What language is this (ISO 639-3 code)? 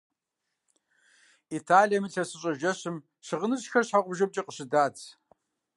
kbd